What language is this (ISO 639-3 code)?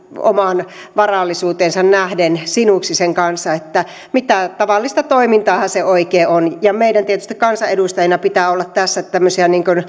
fin